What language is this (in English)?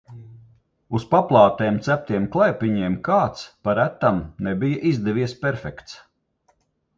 Latvian